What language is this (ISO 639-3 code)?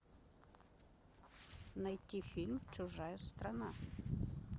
rus